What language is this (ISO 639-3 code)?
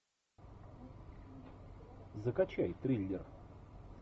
rus